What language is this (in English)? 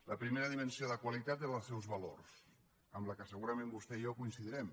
Catalan